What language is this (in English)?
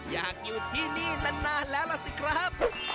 Thai